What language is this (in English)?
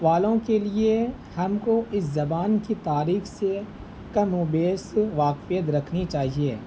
Urdu